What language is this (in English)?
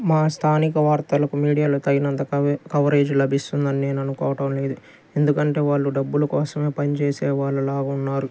Telugu